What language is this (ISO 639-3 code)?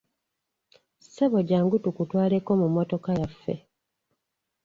lug